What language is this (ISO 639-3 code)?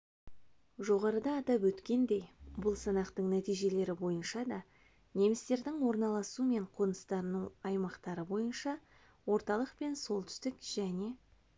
kaz